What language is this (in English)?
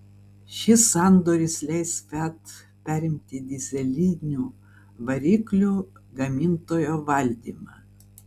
Lithuanian